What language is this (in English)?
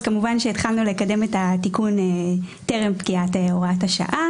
Hebrew